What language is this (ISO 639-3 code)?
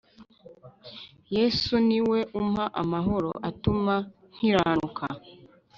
kin